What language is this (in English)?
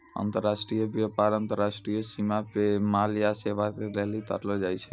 Maithili